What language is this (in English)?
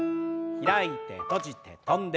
Japanese